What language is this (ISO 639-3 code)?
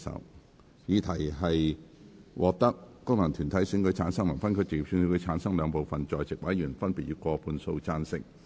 yue